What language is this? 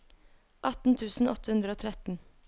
Norwegian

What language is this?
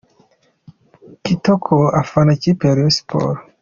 Kinyarwanda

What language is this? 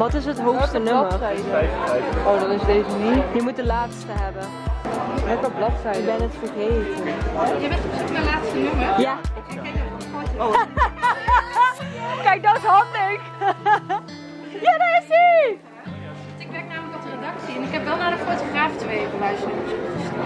Dutch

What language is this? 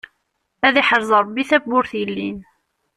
Kabyle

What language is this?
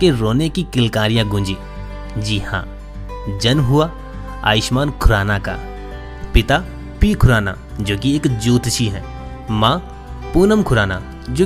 Hindi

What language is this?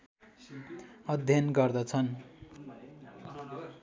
Nepali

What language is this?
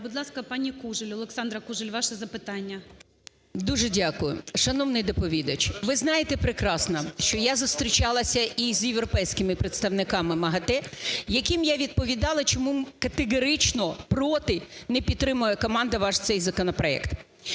Ukrainian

